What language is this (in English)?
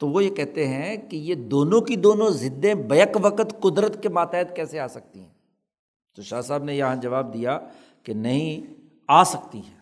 Urdu